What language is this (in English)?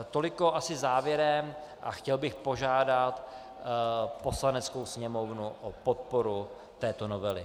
Czech